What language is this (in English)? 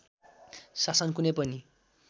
Nepali